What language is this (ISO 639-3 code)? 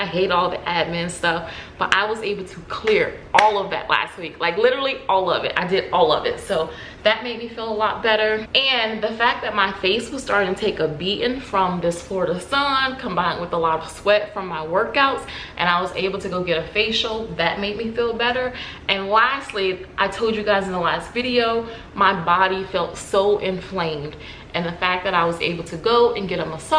eng